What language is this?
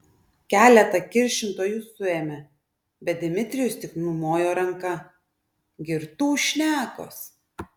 Lithuanian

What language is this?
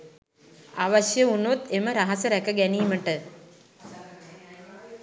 Sinhala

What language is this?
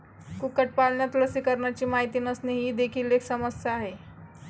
Marathi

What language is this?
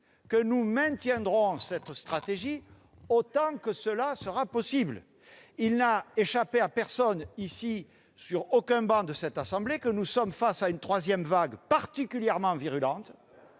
French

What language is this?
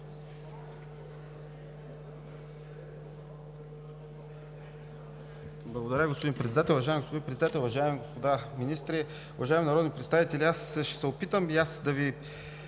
Bulgarian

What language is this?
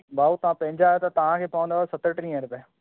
Sindhi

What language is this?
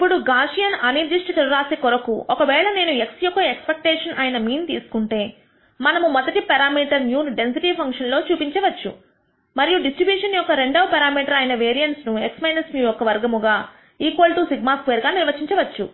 Telugu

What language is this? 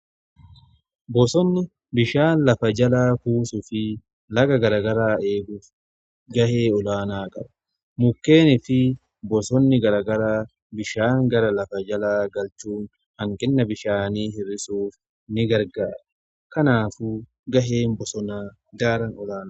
Oromo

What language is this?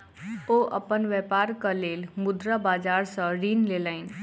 Maithili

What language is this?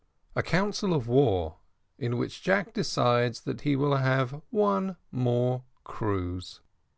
English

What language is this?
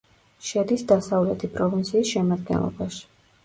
Georgian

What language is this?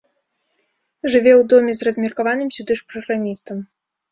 Belarusian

